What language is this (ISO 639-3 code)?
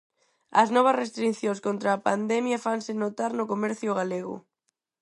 glg